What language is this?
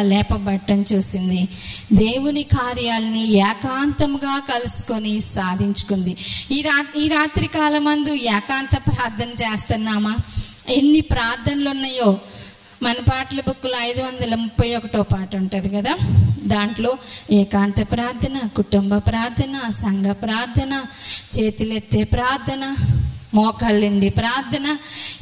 Telugu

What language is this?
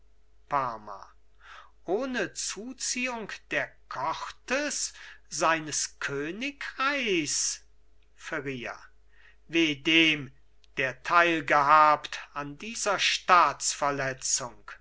German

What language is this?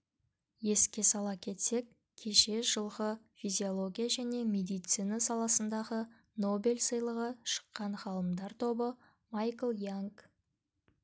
Kazakh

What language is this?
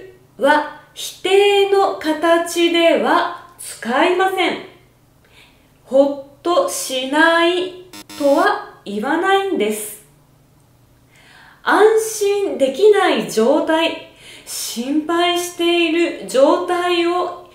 Japanese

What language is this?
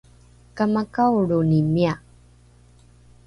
Rukai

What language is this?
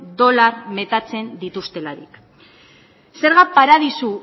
Basque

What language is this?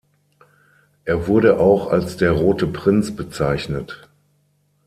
German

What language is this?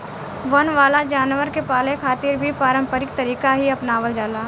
Bhojpuri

